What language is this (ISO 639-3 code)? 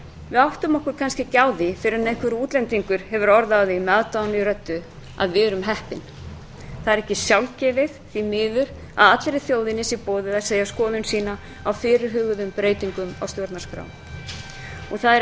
isl